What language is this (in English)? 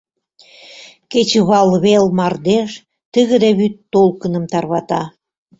Mari